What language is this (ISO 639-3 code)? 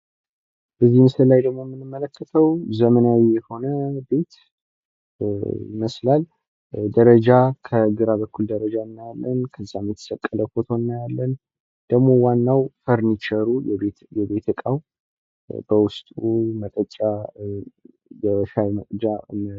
amh